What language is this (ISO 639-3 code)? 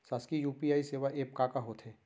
hne